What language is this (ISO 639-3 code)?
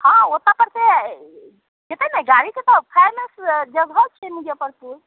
mai